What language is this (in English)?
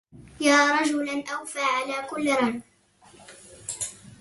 Arabic